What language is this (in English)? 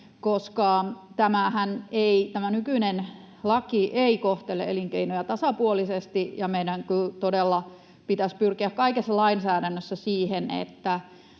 Finnish